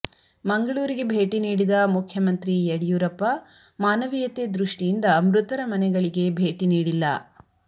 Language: Kannada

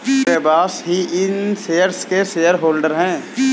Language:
Hindi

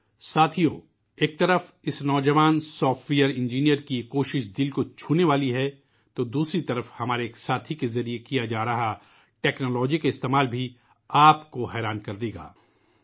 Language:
Urdu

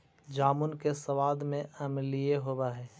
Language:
Magahi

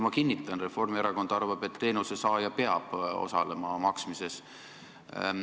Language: Estonian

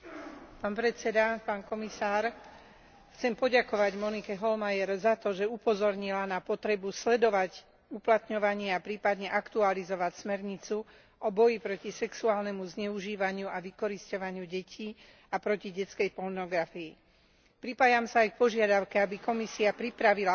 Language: Slovak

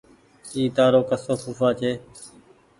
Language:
Goaria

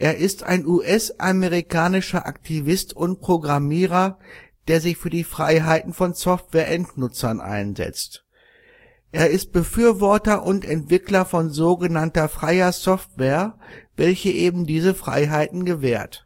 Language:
German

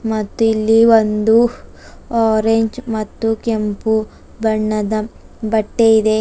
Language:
Kannada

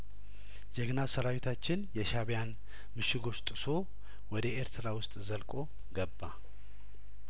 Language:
Amharic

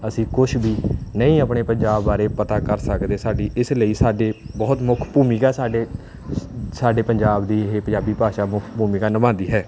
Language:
Punjabi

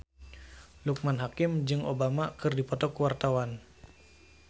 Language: Sundanese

